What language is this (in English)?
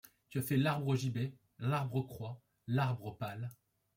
French